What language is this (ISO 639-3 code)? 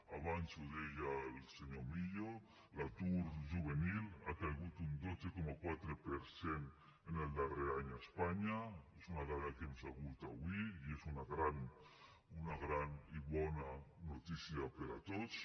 cat